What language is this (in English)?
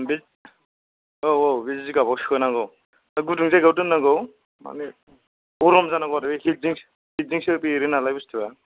Bodo